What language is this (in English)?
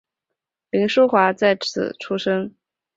Chinese